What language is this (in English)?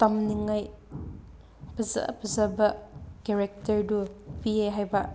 Manipuri